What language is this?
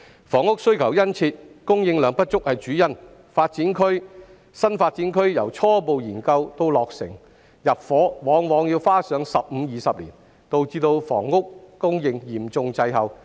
Cantonese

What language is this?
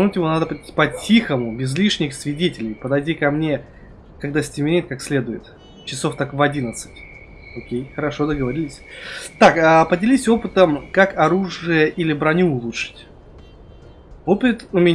Russian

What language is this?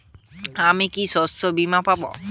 Bangla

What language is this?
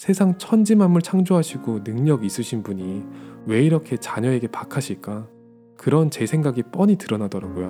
Korean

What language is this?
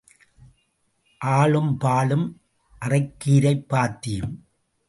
Tamil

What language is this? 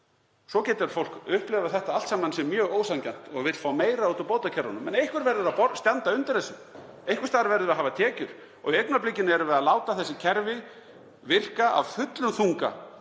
Icelandic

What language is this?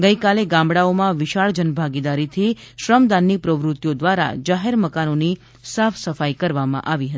Gujarati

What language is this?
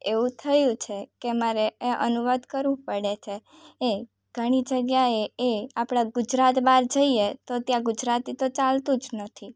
Gujarati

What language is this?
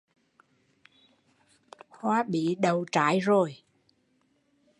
Vietnamese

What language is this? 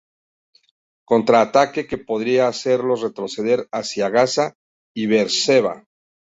Spanish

